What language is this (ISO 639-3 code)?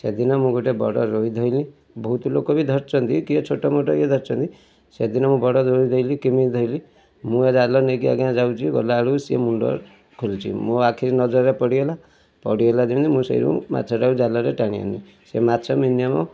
ori